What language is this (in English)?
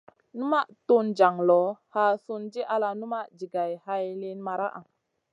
Masana